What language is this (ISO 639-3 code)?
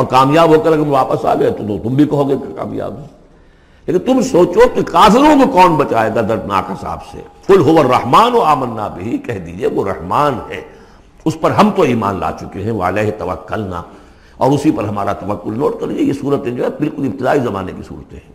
urd